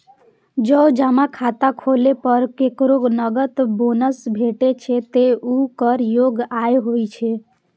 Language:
Maithili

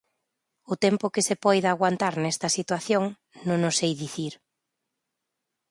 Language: Galician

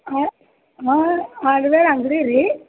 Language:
Kannada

